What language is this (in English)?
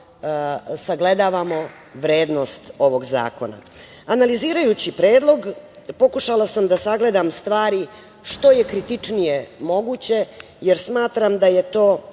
Serbian